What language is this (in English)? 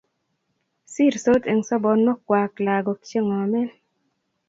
Kalenjin